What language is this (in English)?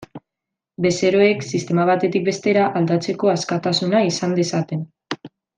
Basque